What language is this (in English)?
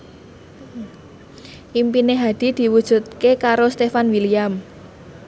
Javanese